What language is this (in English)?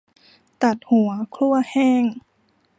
Thai